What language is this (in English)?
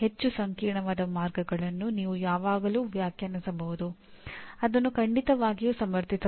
Kannada